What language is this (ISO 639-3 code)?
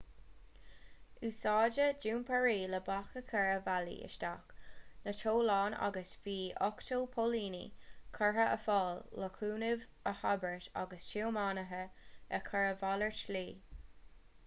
gle